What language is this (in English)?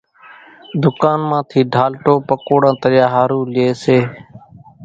Kachi Koli